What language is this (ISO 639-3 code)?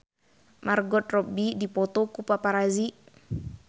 sun